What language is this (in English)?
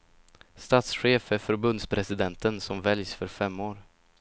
Swedish